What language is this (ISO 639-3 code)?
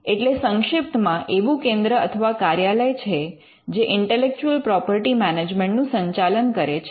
guj